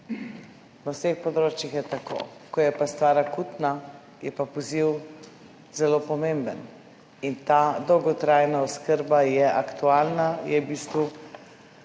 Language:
Slovenian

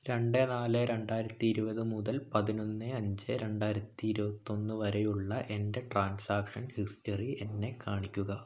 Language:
Malayalam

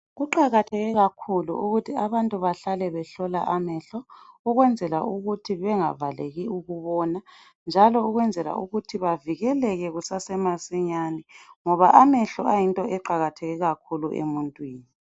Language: North Ndebele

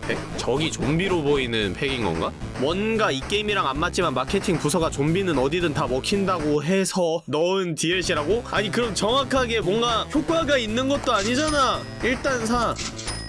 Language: Korean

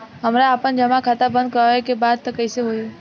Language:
Bhojpuri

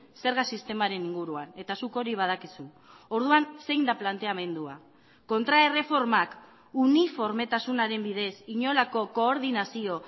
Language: Basque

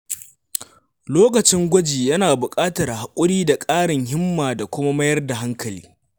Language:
Hausa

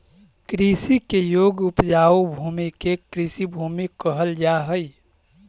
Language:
Magahi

